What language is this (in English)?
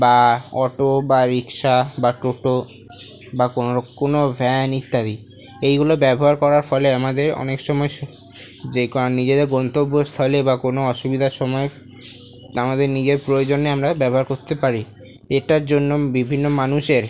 Bangla